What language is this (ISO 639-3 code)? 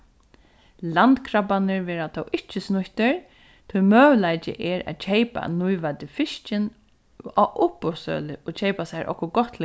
fao